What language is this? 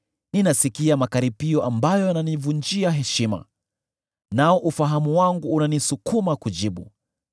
Swahili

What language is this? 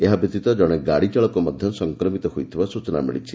Odia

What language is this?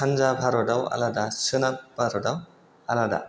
Bodo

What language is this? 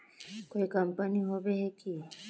Magahi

